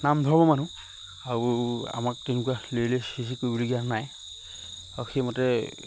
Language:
Assamese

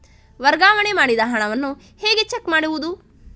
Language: Kannada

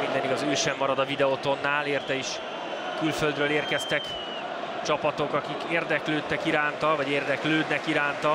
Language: Hungarian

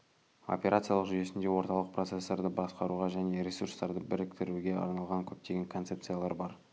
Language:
Kazakh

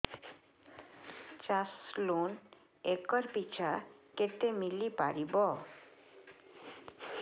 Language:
Odia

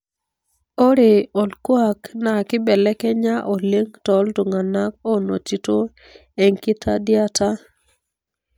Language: Masai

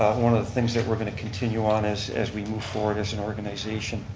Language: English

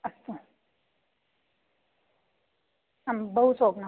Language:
Sanskrit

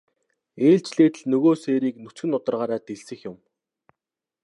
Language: Mongolian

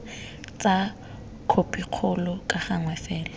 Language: Tswana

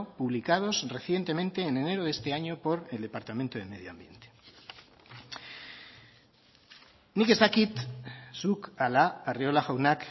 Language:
Spanish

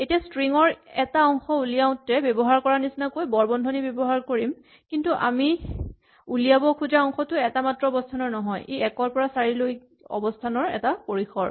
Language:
Assamese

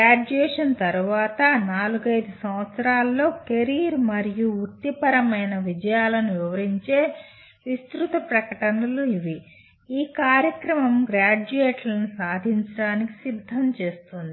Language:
Telugu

